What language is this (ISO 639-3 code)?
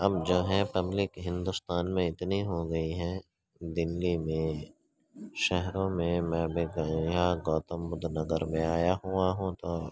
urd